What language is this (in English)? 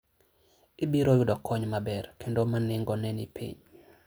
Luo (Kenya and Tanzania)